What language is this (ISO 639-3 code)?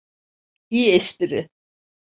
tur